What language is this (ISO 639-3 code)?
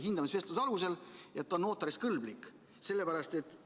est